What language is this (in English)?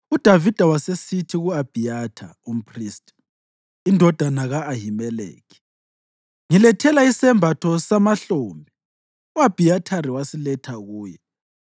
North Ndebele